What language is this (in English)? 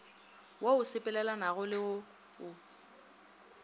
Northern Sotho